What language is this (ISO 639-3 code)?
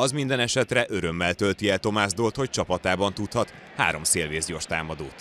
hun